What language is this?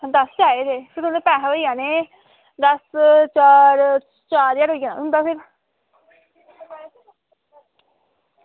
Dogri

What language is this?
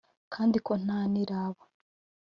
Kinyarwanda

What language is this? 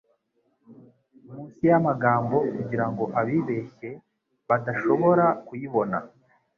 Kinyarwanda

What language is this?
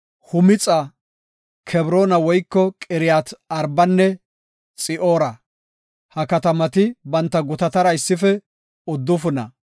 Gofa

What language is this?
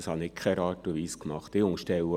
Swiss German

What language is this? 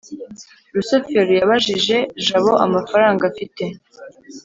Kinyarwanda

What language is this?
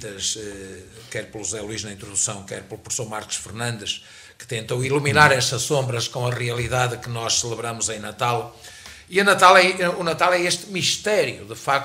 Portuguese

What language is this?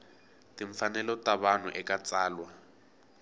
Tsonga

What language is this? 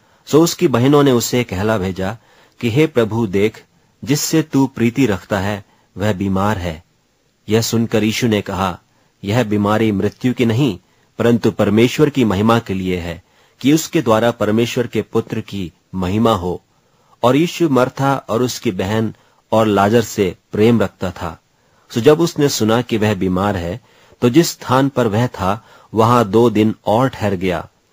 Hindi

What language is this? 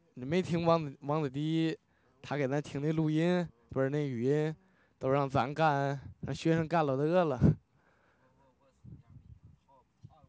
Chinese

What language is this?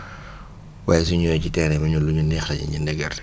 Wolof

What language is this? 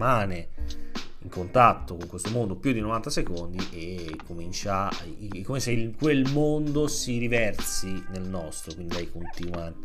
Italian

